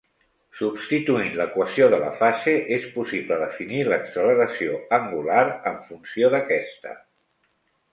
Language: Catalan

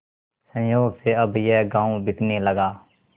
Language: Hindi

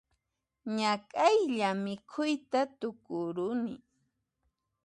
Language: Puno Quechua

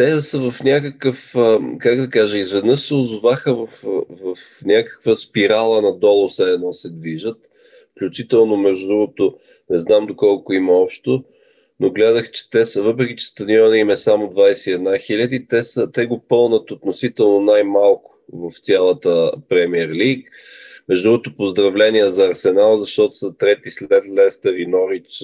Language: Bulgarian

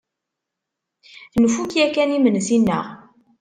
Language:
Kabyle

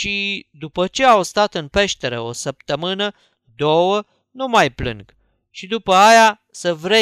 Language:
Romanian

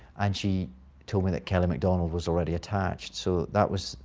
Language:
English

